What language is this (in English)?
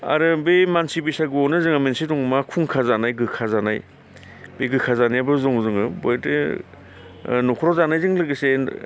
Bodo